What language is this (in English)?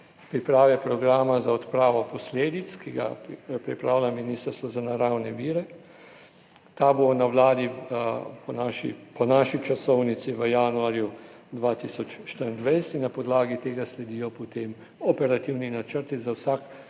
Slovenian